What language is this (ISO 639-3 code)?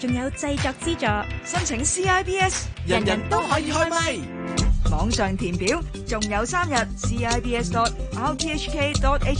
zho